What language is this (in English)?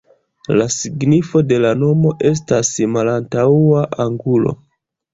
Esperanto